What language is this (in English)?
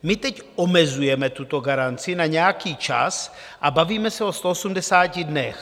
Czech